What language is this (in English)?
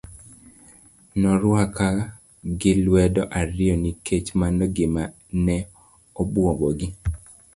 Luo (Kenya and Tanzania)